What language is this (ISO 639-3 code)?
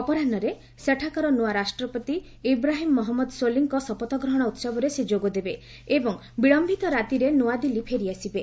ori